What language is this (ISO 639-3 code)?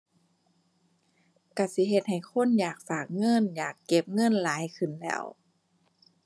tha